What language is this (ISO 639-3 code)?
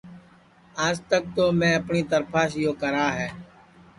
ssi